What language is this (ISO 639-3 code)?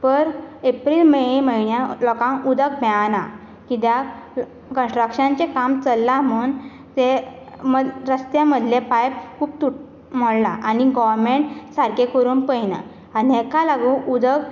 kok